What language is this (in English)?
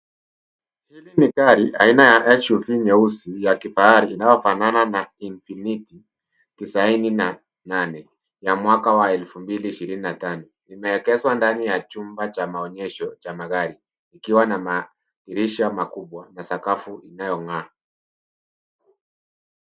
Swahili